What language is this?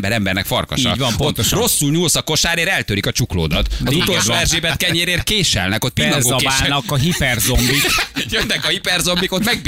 Hungarian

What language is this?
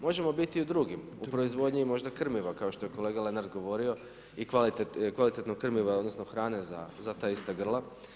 Croatian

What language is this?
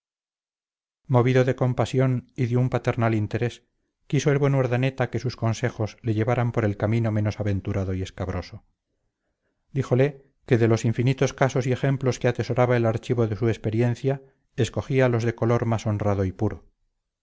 Spanish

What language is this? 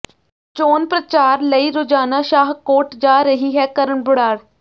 Punjabi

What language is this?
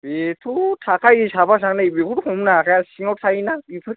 Bodo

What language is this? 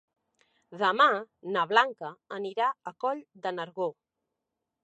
Catalan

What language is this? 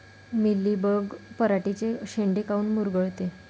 Marathi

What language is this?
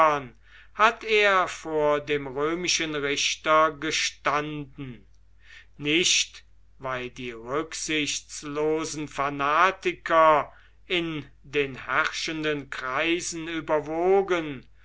German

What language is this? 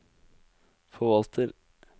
Norwegian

